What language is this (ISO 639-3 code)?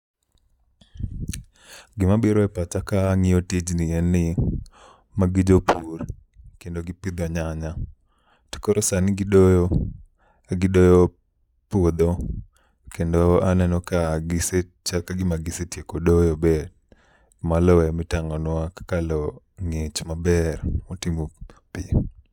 luo